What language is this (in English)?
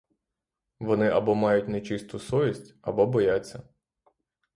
Ukrainian